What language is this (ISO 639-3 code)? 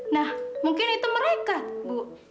ind